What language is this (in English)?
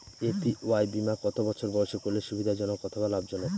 Bangla